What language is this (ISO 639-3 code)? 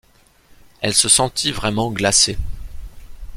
fra